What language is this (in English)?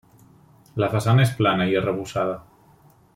Catalan